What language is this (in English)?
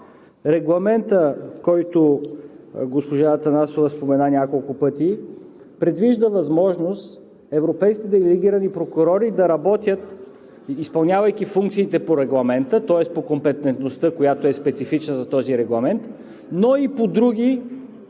Bulgarian